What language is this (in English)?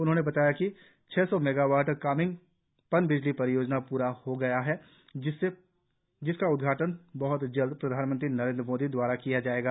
Hindi